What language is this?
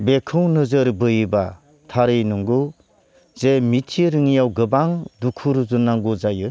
Bodo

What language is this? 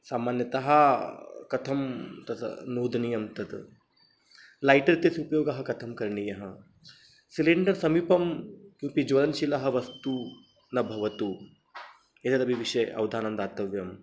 Sanskrit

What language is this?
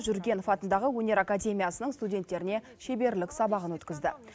Kazakh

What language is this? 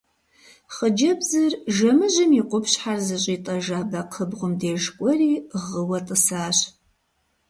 Kabardian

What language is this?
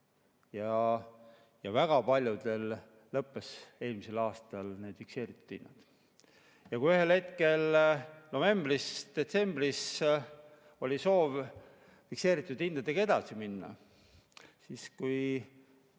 Estonian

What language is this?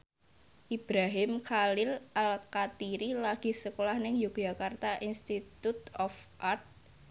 Javanese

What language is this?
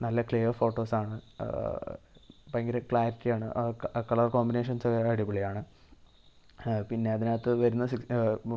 Malayalam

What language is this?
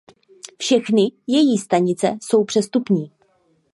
Czech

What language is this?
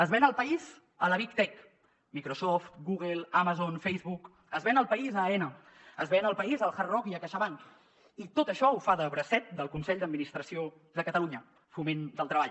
Catalan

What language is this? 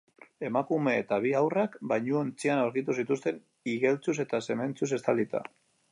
Basque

